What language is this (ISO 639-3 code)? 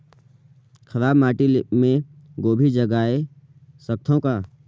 hne